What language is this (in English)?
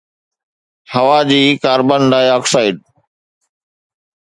Sindhi